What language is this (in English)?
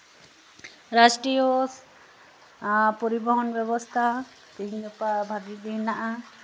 Santali